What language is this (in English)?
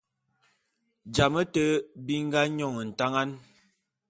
Bulu